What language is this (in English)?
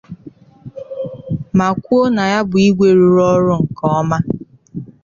Igbo